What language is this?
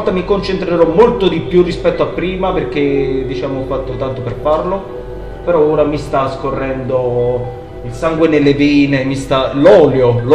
Italian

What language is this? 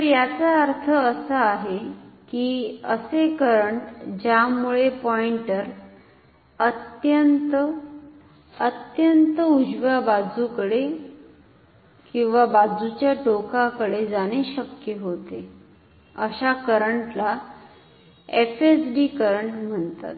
Marathi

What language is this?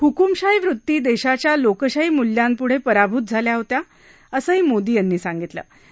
Marathi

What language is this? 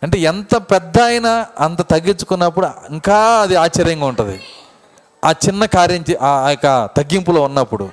Telugu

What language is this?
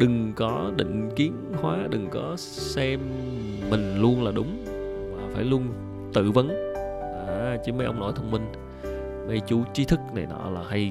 Vietnamese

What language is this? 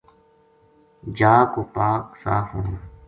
Gujari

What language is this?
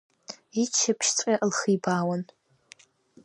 Abkhazian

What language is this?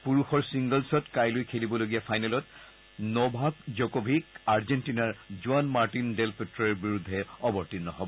Assamese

